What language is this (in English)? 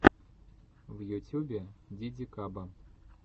Russian